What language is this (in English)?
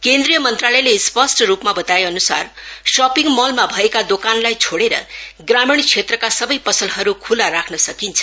Nepali